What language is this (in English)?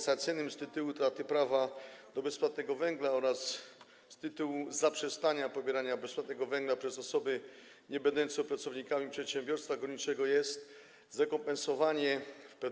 Polish